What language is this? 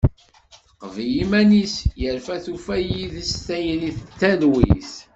Kabyle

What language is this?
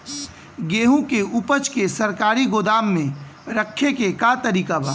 Bhojpuri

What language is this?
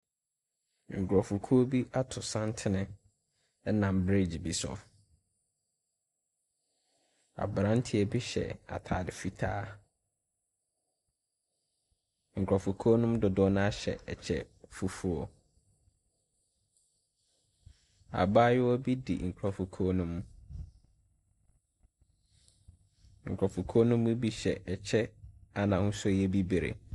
Akan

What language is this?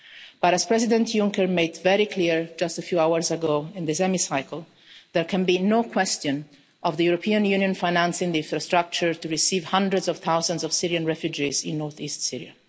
English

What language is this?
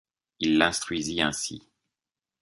French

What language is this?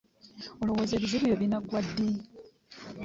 Ganda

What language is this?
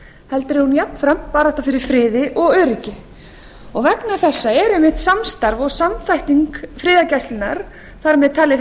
Icelandic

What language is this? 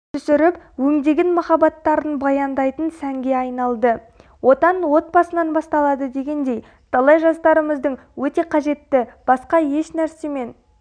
Kazakh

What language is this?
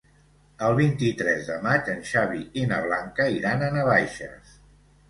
Catalan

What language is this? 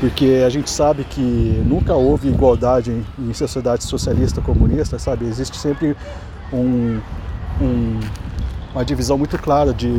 Portuguese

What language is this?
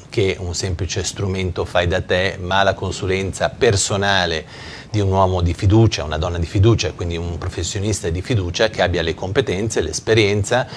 Italian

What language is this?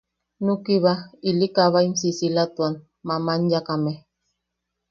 Yaqui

